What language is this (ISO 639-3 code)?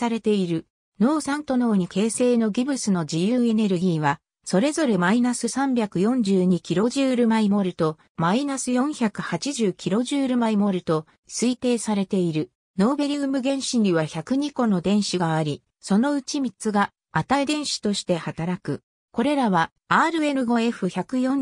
jpn